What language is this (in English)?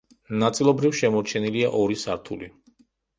Georgian